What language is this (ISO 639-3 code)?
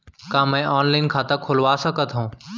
hne